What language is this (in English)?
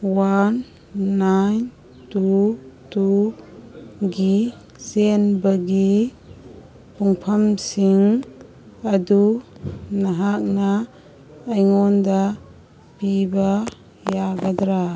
Manipuri